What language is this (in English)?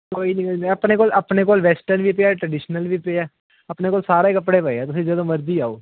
Punjabi